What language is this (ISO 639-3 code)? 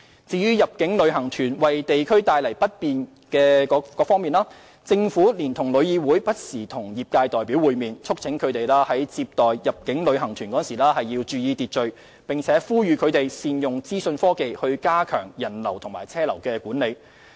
yue